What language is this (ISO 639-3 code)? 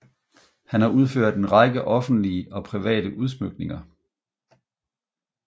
dan